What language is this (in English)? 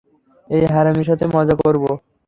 Bangla